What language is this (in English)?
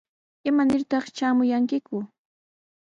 Sihuas Ancash Quechua